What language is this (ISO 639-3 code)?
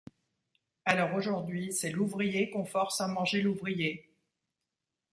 fra